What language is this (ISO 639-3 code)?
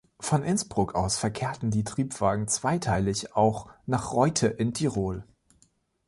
deu